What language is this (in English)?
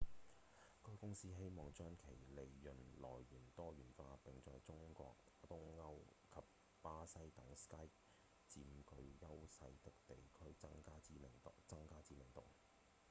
Cantonese